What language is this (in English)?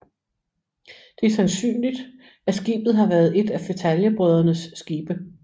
Danish